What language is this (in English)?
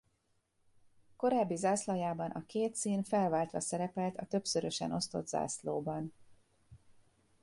Hungarian